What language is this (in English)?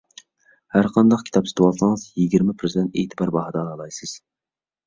Uyghur